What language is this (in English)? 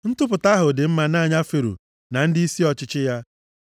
Igbo